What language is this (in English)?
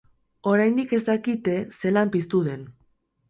Basque